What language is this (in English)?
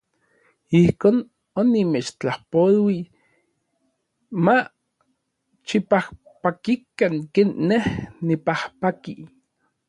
Orizaba Nahuatl